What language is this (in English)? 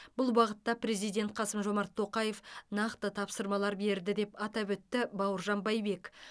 Kazakh